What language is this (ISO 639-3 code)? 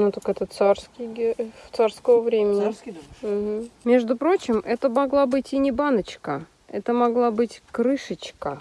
rus